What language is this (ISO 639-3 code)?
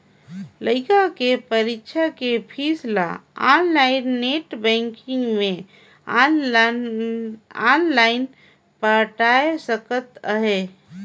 hne